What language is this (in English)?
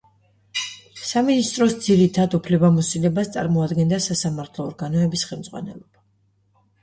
Georgian